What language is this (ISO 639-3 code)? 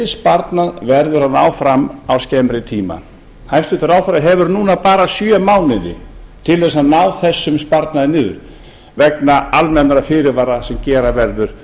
isl